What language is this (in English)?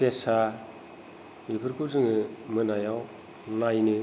Bodo